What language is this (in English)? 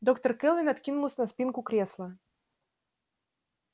Russian